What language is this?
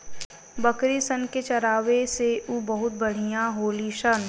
Bhojpuri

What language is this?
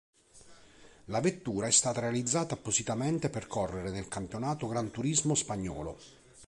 Italian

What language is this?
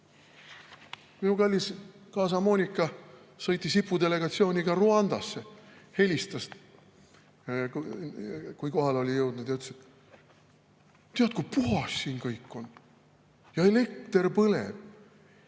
Estonian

